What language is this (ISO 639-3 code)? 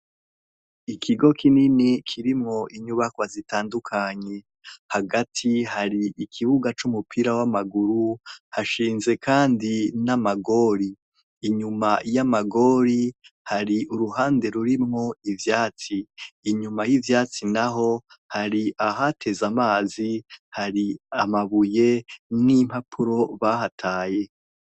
run